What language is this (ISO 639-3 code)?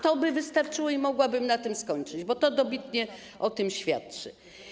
pol